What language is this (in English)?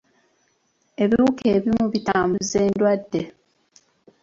Ganda